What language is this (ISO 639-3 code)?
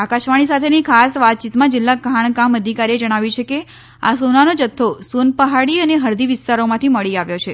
guj